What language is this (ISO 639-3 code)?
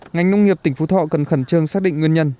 vie